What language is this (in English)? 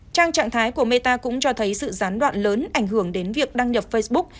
Vietnamese